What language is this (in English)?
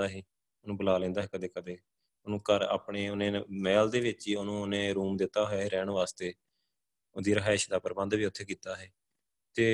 Punjabi